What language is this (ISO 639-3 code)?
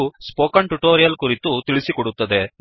kan